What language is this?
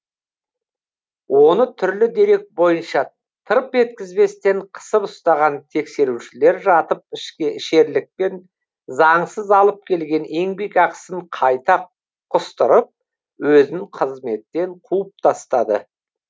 Kazakh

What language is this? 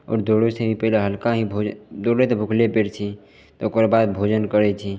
Maithili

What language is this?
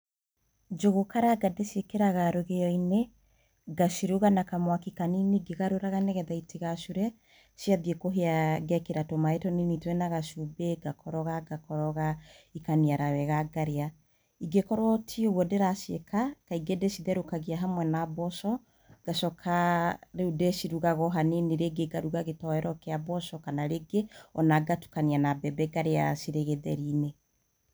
Kikuyu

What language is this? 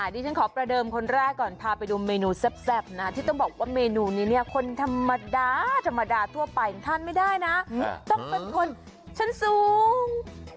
Thai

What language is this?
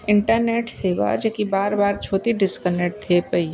Sindhi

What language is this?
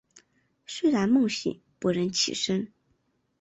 Chinese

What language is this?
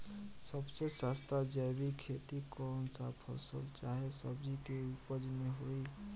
Bhojpuri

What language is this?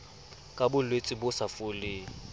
Southern Sotho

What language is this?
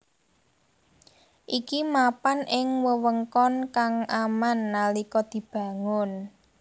Javanese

